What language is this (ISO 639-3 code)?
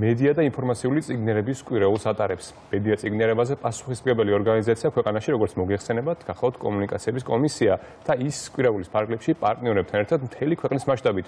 ron